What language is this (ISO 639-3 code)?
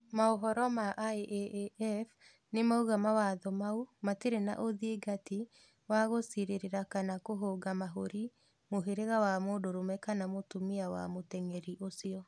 kik